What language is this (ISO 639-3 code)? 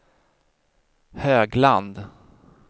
swe